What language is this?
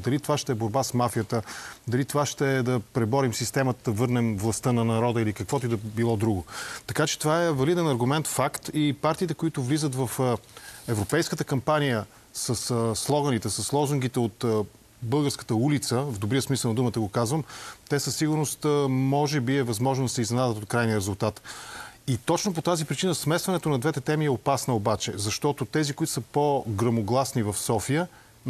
Bulgarian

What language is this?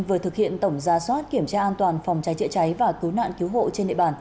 Vietnamese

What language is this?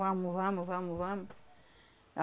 Portuguese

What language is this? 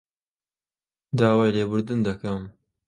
Central Kurdish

